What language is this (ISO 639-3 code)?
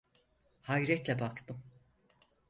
tur